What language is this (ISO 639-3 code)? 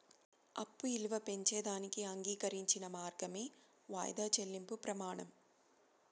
tel